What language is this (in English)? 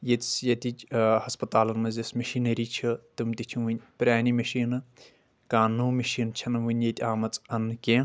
Kashmiri